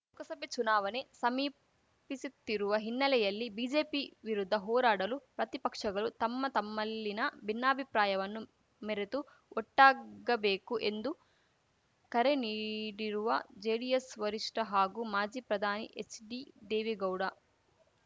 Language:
Kannada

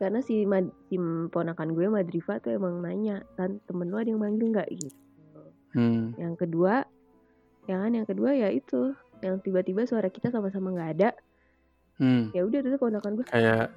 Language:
Indonesian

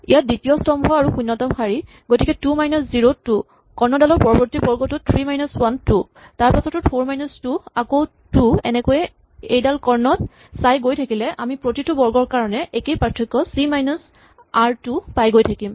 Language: Assamese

